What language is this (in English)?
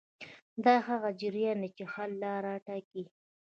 Pashto